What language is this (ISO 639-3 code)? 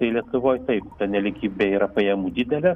lit